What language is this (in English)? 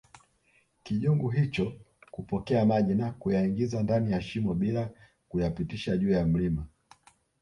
Swahili